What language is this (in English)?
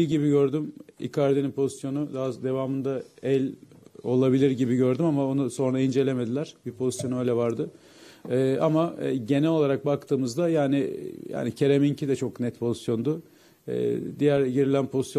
Turkish